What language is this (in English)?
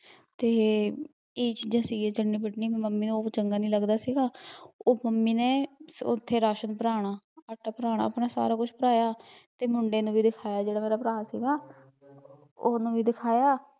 Punjabi